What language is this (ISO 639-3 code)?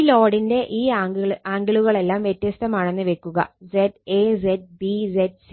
mal